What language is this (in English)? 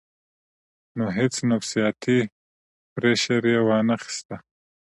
Pashto